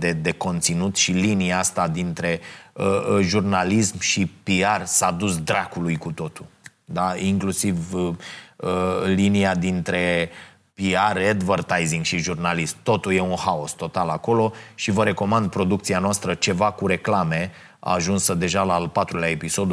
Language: Romanian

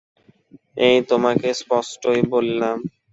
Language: Bangla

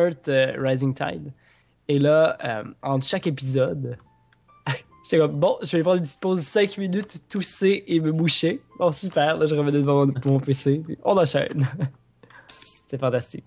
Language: French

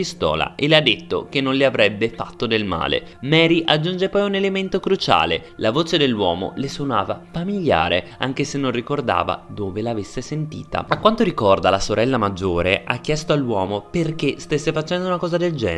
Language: Italian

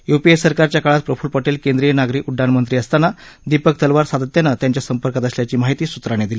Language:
Marathi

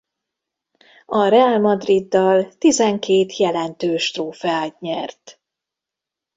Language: Hungarian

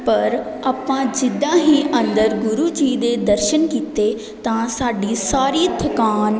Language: Punjabi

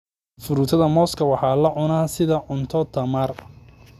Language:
Somali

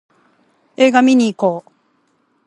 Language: Japanese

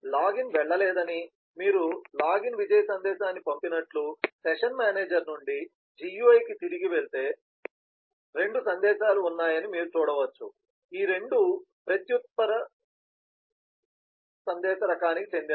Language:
Telugu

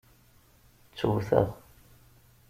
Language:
Kabyle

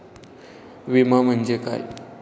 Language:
Marathi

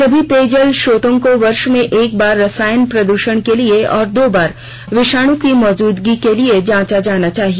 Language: Hindi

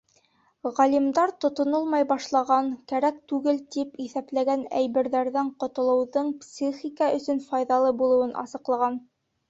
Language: Bashkir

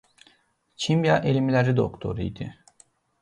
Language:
Azerbaijani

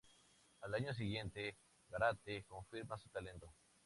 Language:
Spanish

